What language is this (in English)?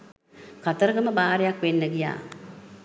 Sinhala